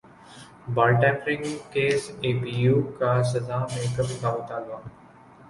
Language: Urdu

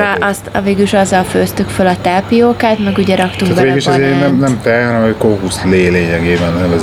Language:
Hungarian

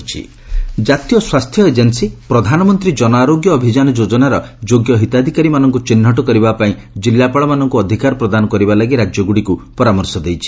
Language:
Odia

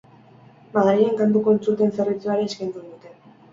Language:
Basque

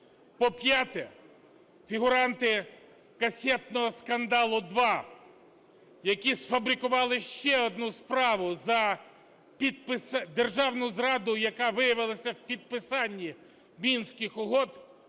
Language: Ukrainian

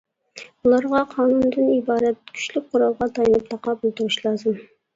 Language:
Uyghur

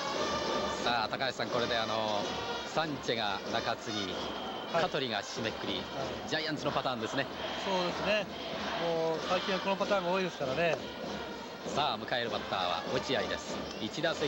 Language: Japanese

